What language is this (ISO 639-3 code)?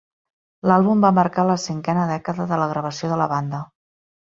cat